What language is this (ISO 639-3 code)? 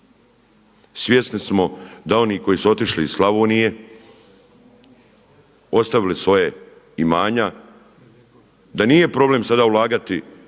hrv